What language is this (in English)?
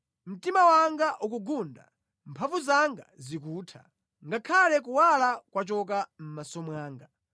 Nyanja